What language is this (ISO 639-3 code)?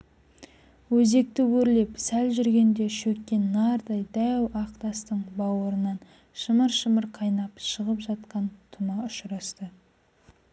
kaz